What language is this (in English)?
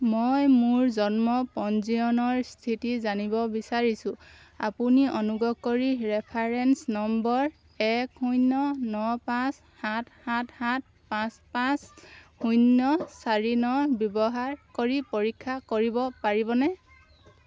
Assamese